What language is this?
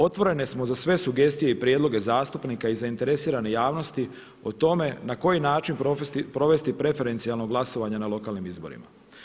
Croatian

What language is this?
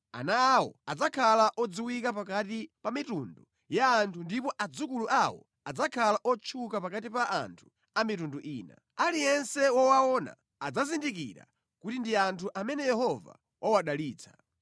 Nyanja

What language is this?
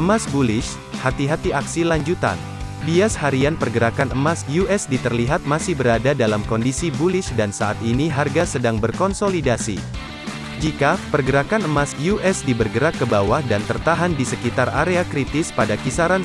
Indonesian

